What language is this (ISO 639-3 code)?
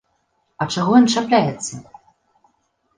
bel